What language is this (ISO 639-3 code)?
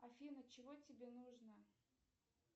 rus